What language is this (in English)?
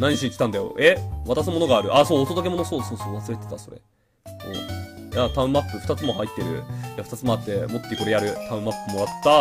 Japanese